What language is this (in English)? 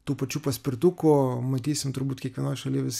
Lithuanian